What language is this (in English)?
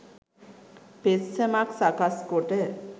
Sinhala